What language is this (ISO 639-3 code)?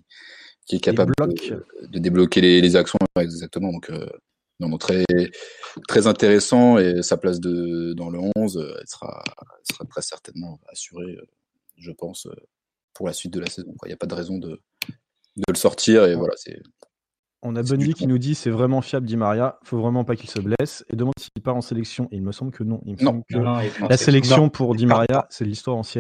fra